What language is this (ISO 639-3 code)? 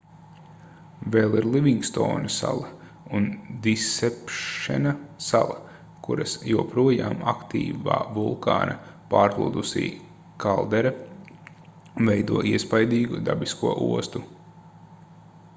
lav